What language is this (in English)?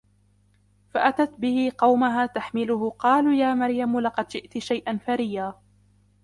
Arabic